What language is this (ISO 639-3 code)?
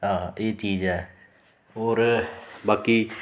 doi